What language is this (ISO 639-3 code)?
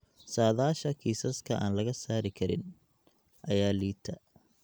som